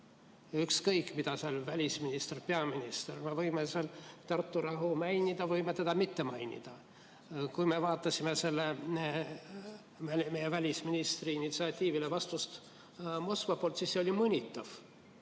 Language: Estonian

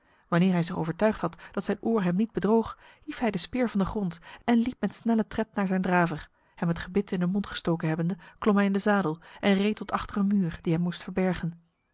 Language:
Dutch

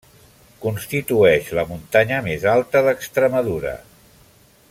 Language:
Catalan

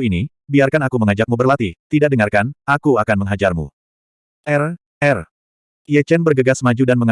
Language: Indonesian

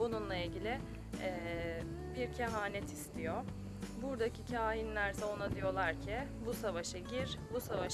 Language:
Turkish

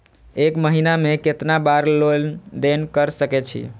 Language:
Maithili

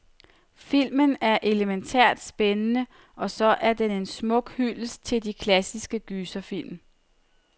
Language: Danish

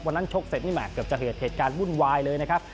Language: Thai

